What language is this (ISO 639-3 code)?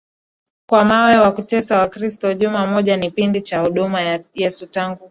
swa